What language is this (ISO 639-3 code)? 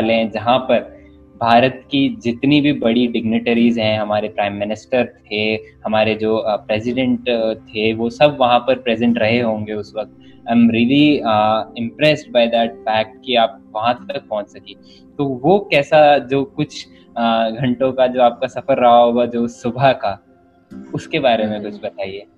hin